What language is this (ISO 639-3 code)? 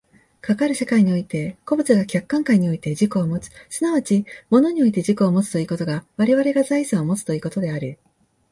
jpn